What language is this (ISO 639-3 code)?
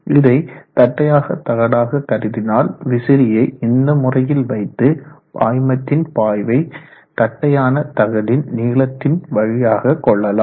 tam